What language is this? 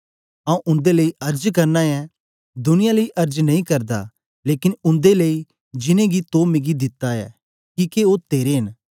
Dogri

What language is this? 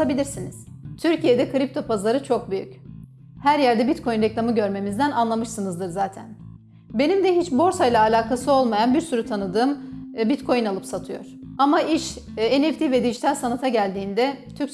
Turkish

